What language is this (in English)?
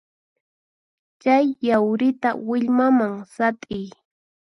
Puno Quechua